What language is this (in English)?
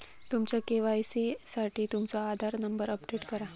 Marathi